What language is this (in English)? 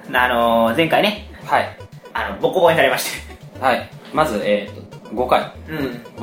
Japanese